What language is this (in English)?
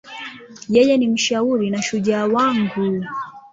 Swahili